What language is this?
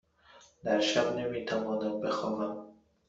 Persian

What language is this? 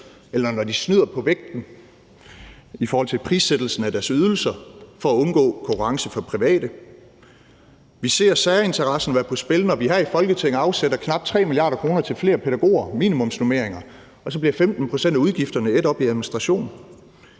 Danish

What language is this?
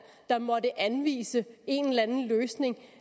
Danish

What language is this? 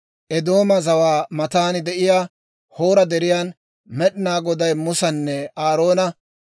Dawro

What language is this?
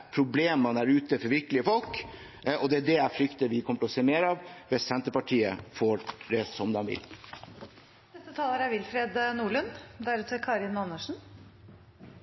Norwegian Bokmål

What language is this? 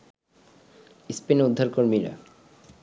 Bangla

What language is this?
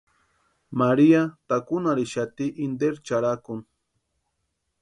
Western Highland Purepecha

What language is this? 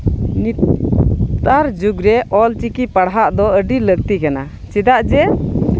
Santali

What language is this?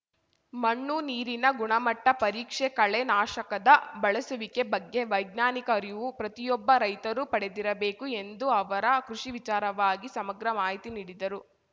Kannada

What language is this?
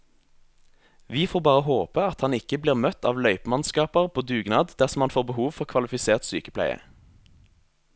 Norwegian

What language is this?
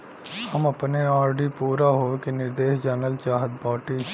Bhojpuri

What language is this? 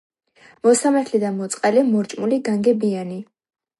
Georgian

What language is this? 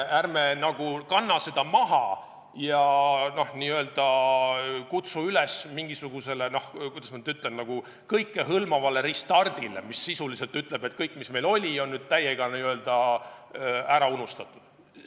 Estonian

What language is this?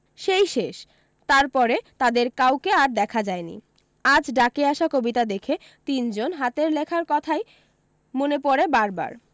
Bangla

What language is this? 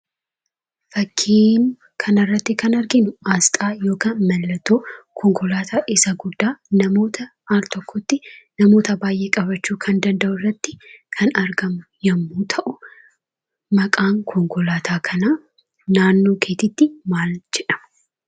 Oromo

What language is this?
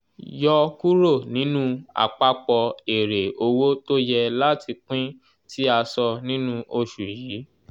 Yoruba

